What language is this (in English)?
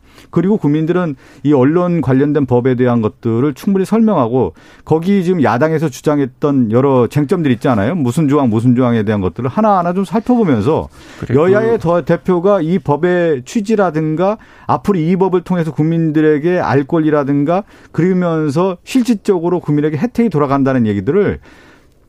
Korean